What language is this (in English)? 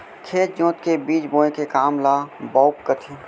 Chhattisgarhi